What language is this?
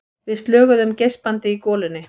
Icelandic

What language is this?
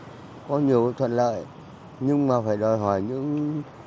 Vietnamese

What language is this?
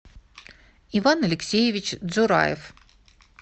Russian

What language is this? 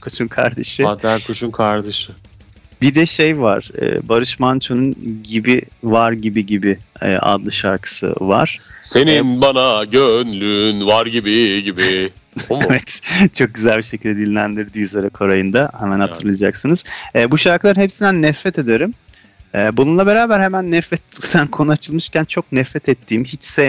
Turkish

